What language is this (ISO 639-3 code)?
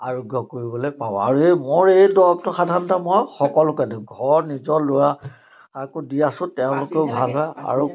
asm